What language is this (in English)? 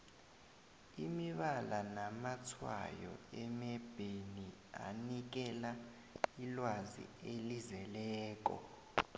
South Ndebele